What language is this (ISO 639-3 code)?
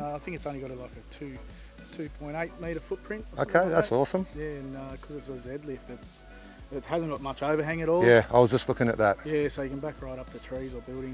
eng